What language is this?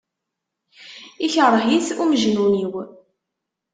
Kabyle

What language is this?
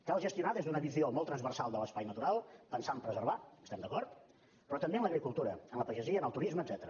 Catalan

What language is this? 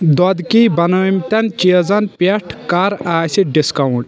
Kashmiri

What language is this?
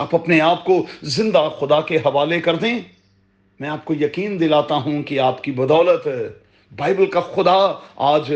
Urdu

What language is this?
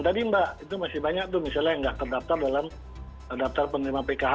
Indonesian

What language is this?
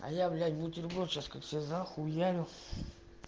Russian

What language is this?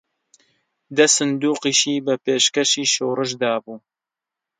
Central Kurdish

